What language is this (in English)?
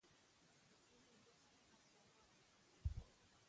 Pashto